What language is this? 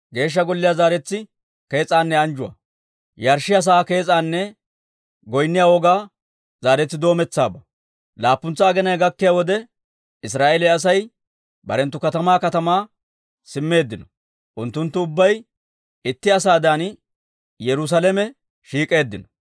Dawro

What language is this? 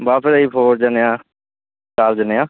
Punjabi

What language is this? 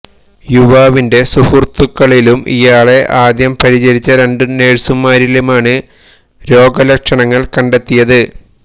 Malayalam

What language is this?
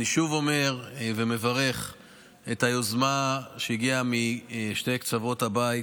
Hebrew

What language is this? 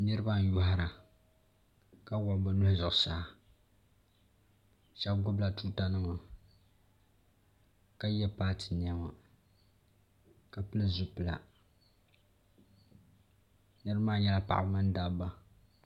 Dagbani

